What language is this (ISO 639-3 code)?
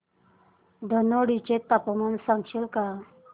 mar